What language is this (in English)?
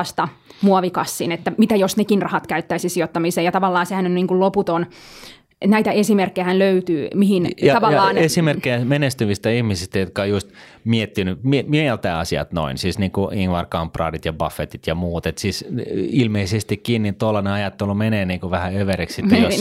Finnish